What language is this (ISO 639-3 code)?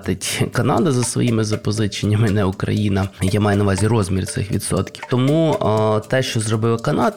ukr